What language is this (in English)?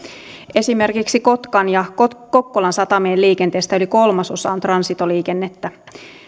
Finnish